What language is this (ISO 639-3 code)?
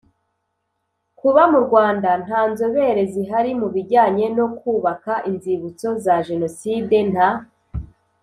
kin